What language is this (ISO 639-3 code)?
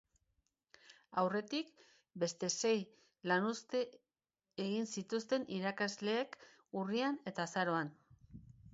eus